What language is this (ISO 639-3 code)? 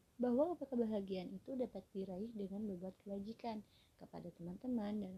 mal